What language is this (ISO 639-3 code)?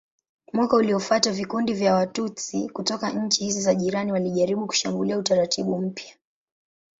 swa